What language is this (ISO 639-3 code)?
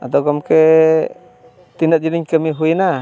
sat